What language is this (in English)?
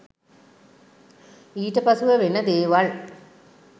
Sinhala